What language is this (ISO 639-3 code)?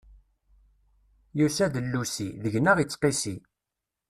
kab